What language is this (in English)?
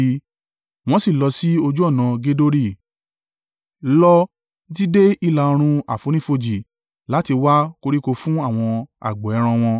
Yoruba